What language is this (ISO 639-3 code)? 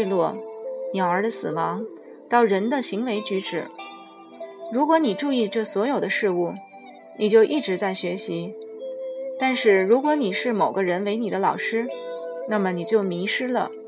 zho